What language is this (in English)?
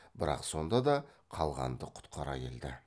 Kazakh